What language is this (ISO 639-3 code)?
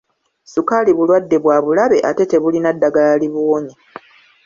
lug